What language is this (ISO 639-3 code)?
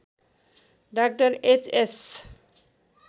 nep